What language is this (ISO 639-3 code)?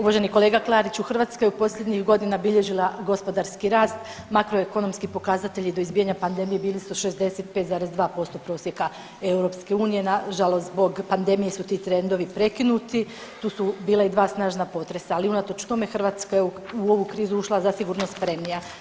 hrv